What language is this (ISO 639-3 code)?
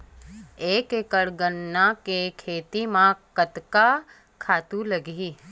hne